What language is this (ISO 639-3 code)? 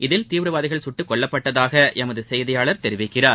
tam